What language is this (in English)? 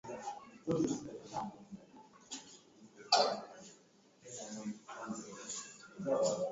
Swahili